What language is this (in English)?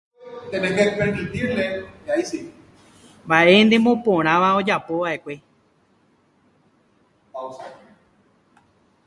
Guarani